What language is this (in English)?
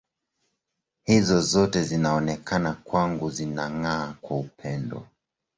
Swahili